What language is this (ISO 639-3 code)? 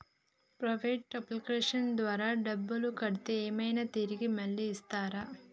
tel